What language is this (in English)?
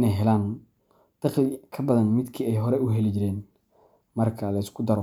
Somali